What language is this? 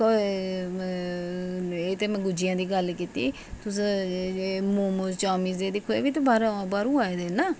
Dogri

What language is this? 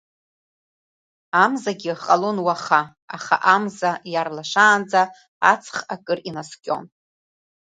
Abkhazian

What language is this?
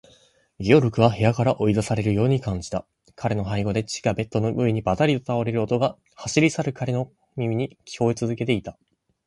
Japanese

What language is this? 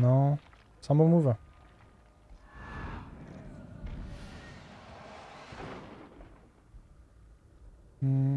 French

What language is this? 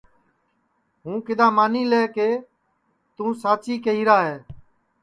Sansi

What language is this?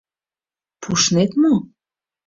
Mari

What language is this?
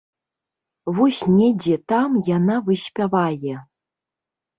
Belarusian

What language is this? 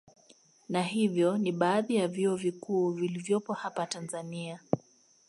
Swahili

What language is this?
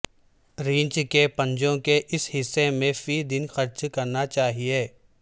Urdu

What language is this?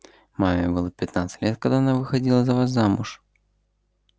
Russian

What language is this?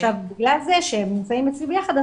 Hebrew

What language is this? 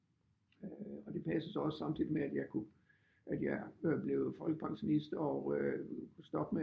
Danish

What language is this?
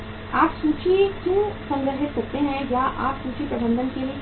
Hindi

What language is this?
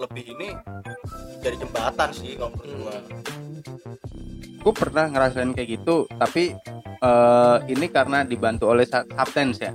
Indonesian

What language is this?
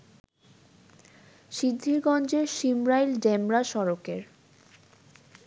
Bangla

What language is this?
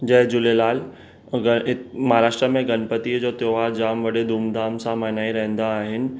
Sindhi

